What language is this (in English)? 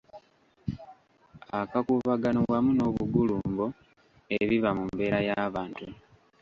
Ganda